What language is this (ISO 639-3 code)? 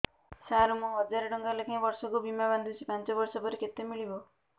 ori